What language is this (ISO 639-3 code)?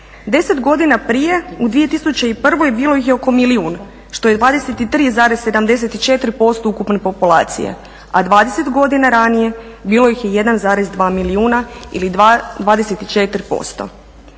hrv